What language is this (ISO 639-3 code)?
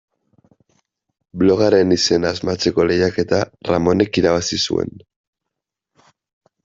eus